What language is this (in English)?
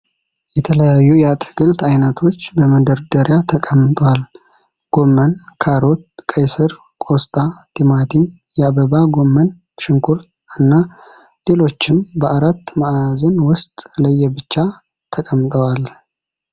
Amharic